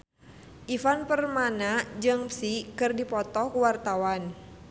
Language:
Sundanese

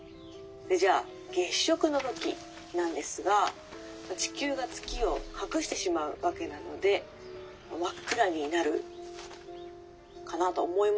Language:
Japanese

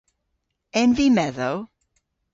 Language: Cornish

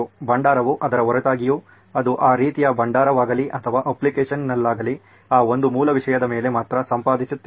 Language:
Kannada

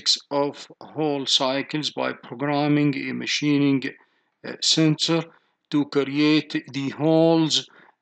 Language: Arabic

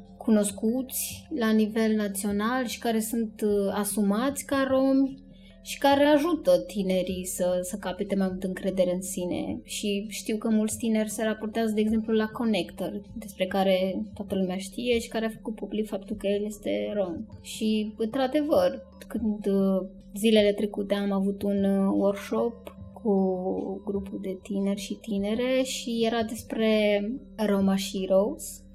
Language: Romanian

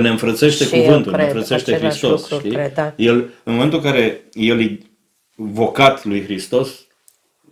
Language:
Romanian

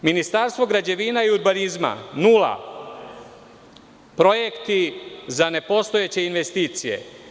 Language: Serbian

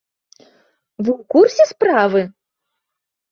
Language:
Belarusian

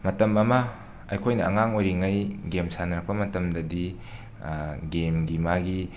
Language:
Manipuri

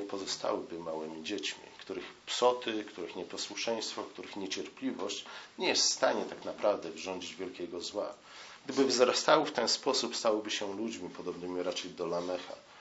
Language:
Polish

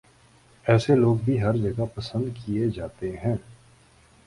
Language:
Urdu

